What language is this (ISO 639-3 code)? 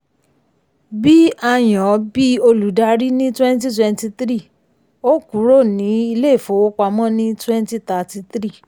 yor